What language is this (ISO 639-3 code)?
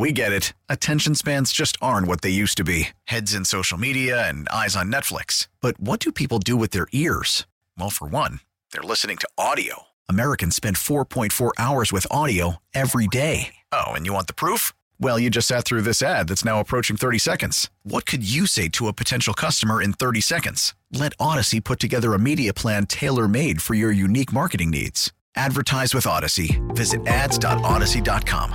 eng